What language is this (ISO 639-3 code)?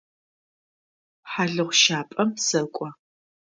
ady